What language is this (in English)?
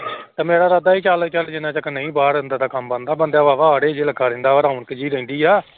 Punjabi